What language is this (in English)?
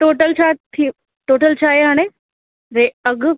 Sindhi